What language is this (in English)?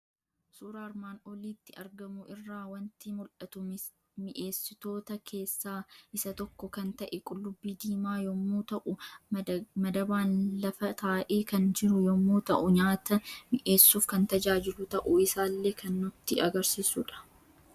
Oromo